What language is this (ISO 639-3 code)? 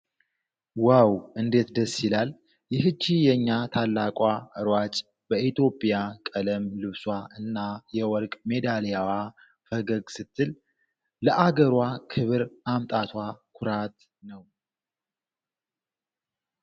amh